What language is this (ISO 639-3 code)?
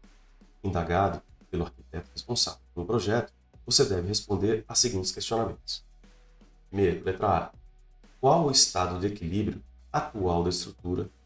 por